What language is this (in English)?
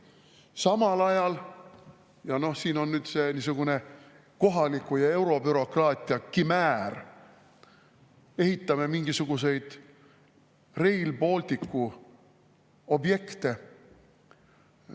Estonian